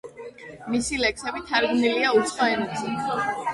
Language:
Georgian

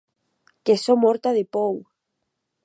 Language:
Occitan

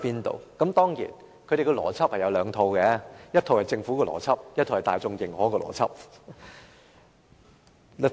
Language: Cantonese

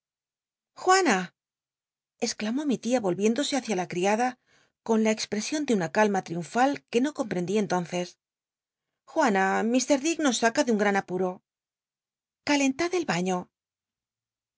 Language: Spanish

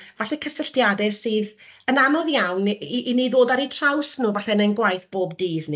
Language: Welsh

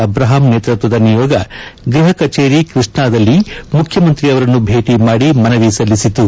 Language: Kannada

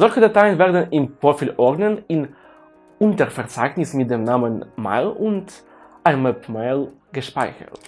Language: German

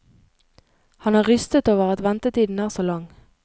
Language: Norwegian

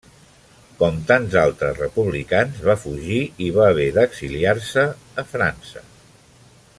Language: Catalan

